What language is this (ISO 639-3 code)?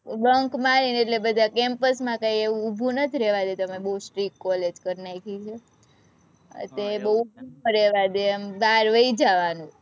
guj